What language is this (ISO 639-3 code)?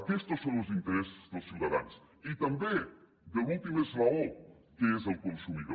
cat